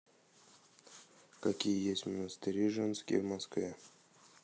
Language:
Russian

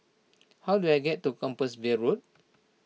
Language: English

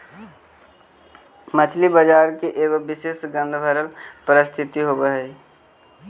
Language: Magahi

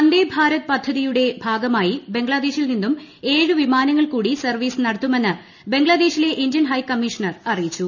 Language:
Malayalam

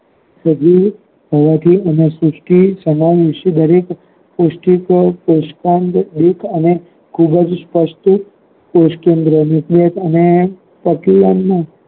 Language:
Gujarati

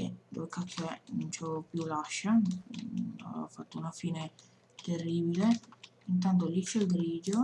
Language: Italian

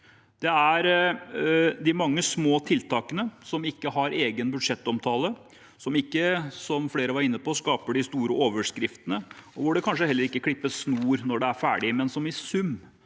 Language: Norwegian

